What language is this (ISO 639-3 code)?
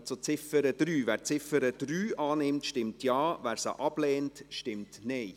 gsw